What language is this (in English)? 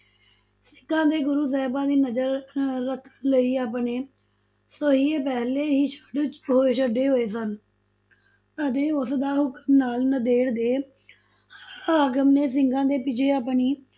Punjabi